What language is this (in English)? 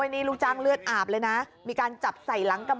Thai